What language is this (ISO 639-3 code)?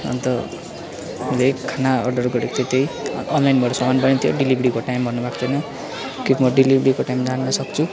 nep